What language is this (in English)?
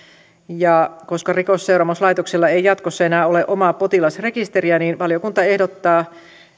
Finnish